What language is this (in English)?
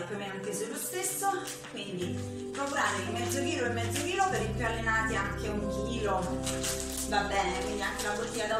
Italian